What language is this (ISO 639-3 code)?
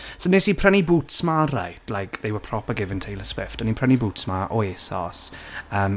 cym